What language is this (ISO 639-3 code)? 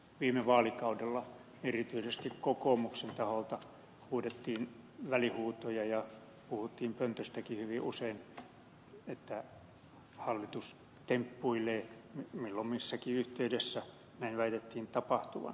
fin